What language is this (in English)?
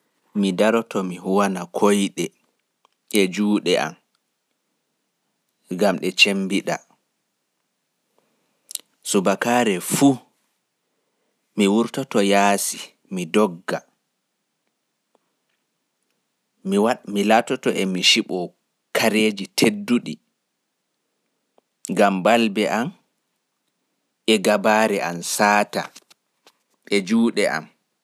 Fula